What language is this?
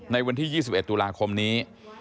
Thai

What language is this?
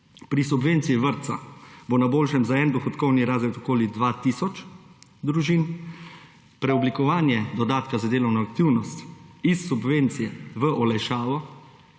Slovenian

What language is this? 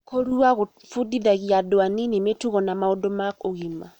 Kikuyu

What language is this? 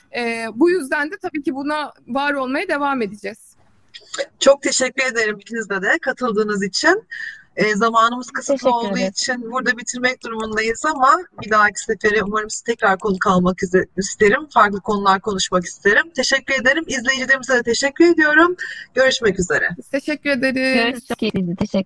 Turkish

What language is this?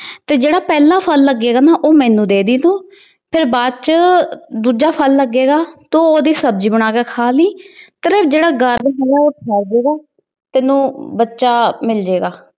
Punjabi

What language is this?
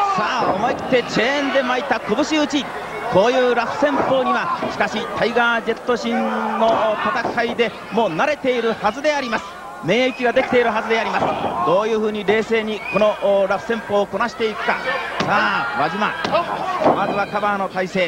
Japanese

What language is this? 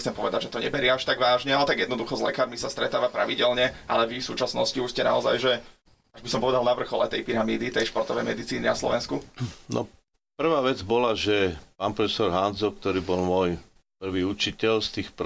Slovak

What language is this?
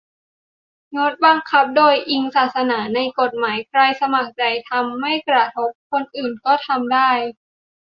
Thai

